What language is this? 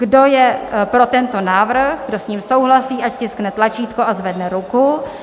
Czech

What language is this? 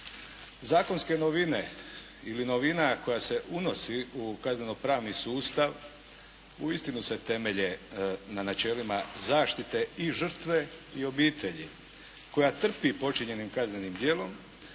Croatian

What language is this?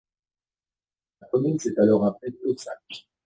French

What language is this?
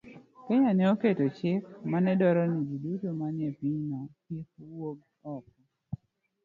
Luo (Kenya and Tanzania)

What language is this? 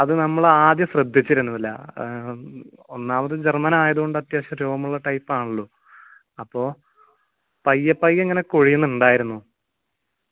Malayalam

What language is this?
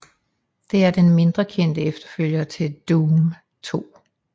Danish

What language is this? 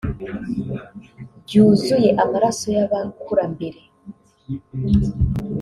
Kinyarwanda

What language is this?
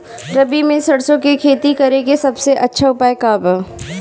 Bhojpuri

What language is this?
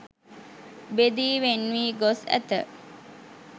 Sinhala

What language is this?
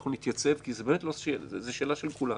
Hebrew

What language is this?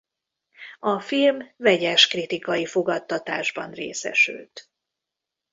Hungarian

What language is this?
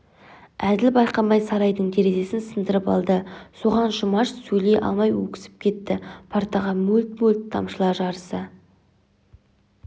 Kazakh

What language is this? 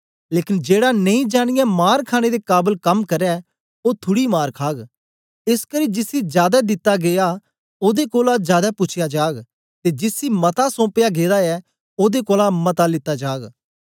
Dogri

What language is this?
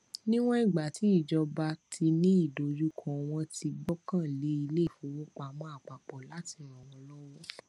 Yoruba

